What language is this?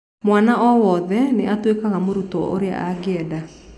Kikuyu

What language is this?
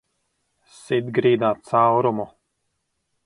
Latvian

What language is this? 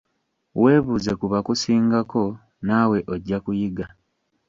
Ganda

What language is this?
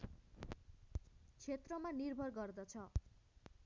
Nepali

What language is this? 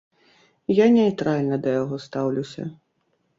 Belarusian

